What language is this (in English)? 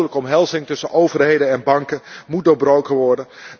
Dutch